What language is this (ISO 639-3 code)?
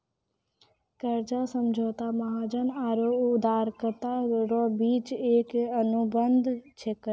mai